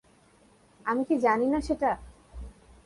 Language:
Bangla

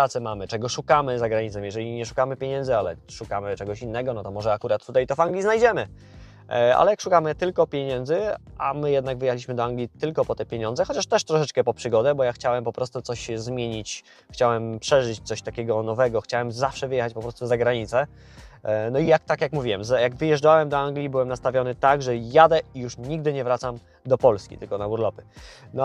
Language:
Polish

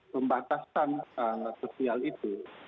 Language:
Indonesian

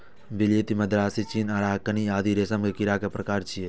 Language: Maithili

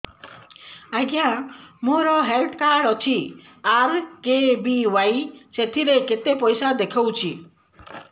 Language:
Odia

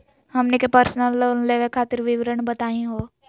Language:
Magahi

